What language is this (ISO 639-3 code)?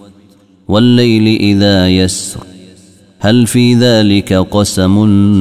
ara